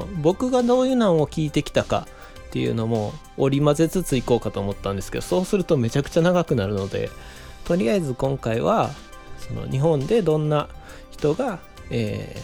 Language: Japanese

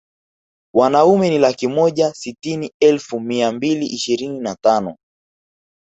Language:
Swahili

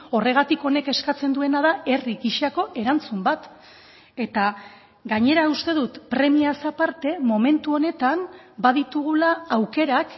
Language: Basque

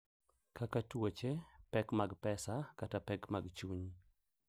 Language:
Luo (Kenya and Tanzania)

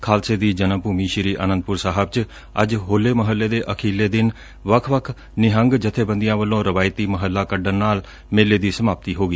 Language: Punjabi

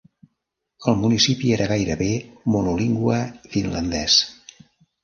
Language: Catalan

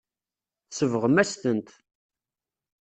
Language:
Kabyle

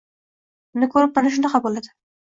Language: Uzbek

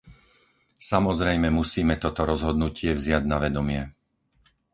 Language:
Slovak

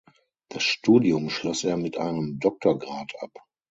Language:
German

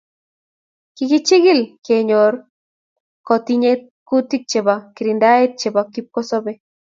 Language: Kalenjin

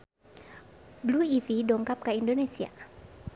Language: Sundanese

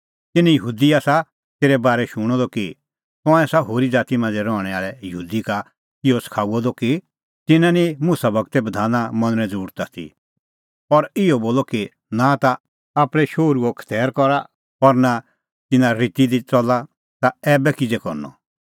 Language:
Kullu Pahari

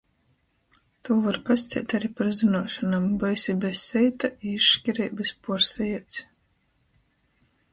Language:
Latgalian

